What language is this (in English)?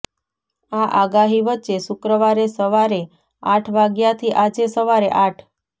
Gujarati